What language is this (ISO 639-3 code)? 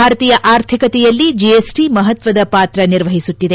kan